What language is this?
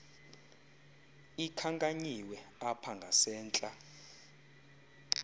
Xhosa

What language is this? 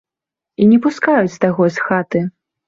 Belarusian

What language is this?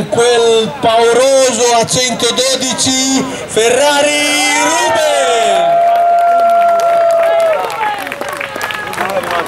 Italian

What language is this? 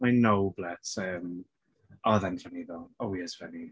Welsh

